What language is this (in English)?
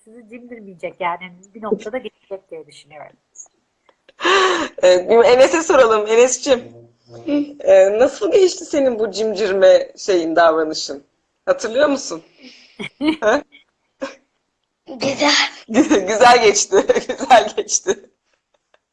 Turkish